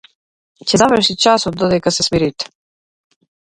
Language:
Macedonian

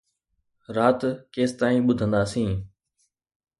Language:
Sindhi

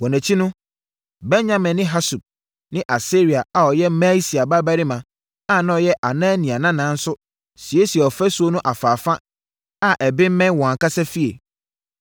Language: Akan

